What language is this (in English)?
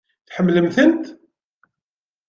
Kabyle